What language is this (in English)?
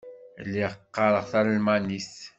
Kabyle